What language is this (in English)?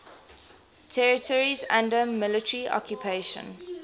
English